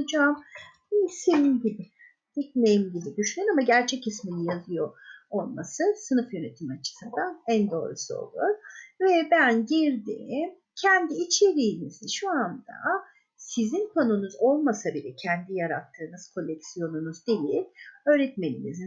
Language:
Turkish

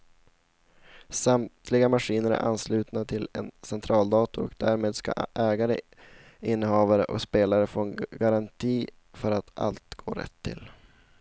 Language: Swedish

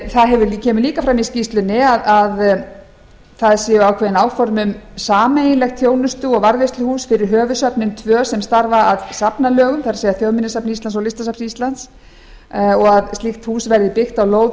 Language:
Icelandic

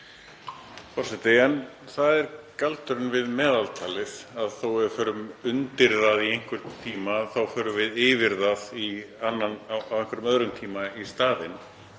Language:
Icelandic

